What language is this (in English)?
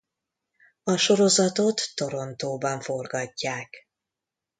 Hungarian